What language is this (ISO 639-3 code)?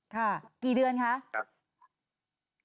tha